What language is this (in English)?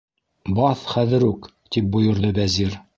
Bashkir